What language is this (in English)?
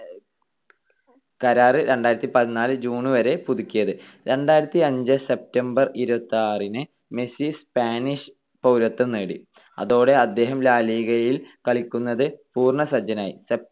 Malayalam